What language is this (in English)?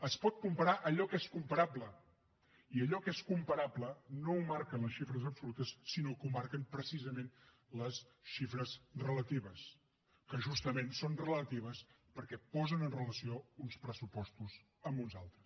Catalan